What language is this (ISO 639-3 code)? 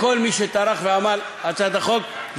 heb